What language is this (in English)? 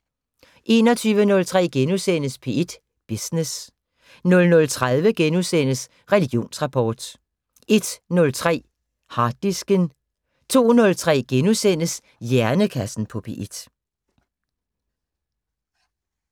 Danish